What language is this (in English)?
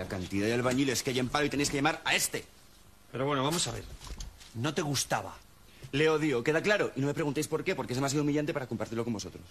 Spanish